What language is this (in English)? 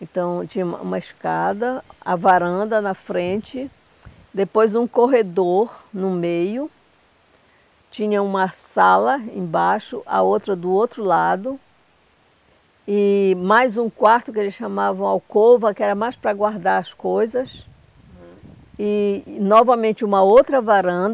Portuguese